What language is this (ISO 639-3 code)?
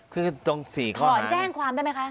tha